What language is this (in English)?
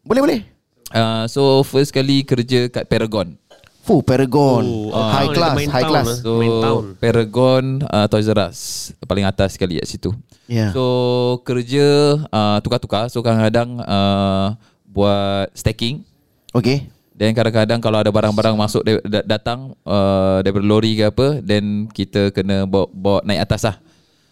Malay